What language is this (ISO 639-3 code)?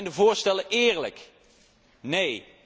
nld